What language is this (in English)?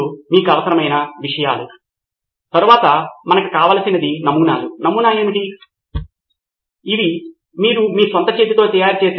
Telugu